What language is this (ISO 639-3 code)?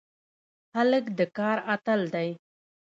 pus